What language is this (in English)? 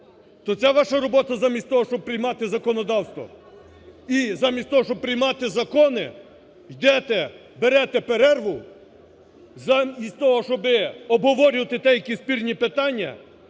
Ukrainian